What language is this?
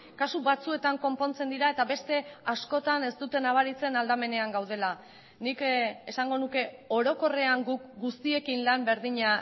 Basque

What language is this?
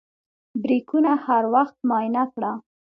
Pashto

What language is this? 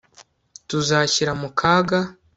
Kinyarwanda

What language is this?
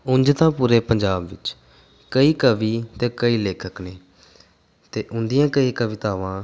Punjabi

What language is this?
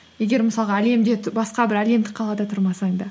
Kazakh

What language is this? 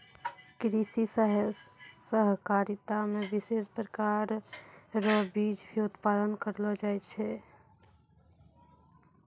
Maithili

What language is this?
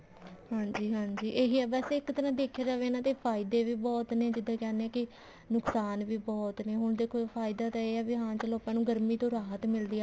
Punjabi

